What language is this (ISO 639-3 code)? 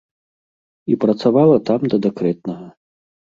bel